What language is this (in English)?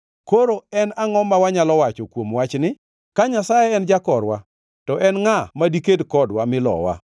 Luo (Kenya and Tanzania)